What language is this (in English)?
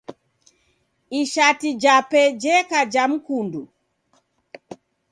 Taita